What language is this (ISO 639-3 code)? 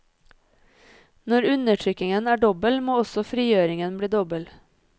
nor